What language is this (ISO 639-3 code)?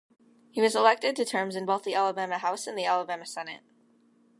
eng